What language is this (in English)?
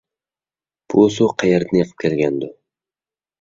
Uyghur